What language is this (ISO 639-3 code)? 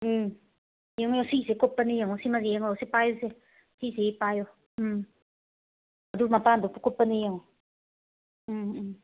mni